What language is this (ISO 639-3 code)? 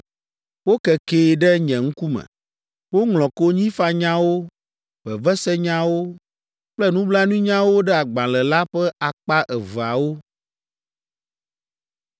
ewe